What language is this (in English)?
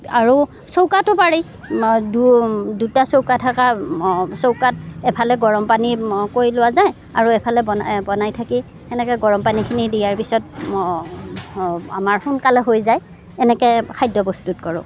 Assamese